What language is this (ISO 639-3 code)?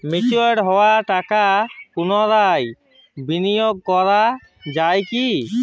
ben